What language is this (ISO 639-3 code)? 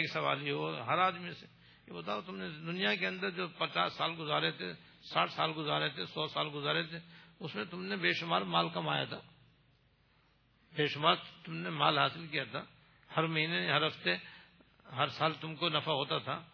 urd